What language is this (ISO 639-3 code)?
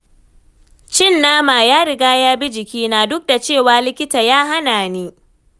hau